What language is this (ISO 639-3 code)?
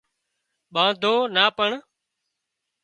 kxp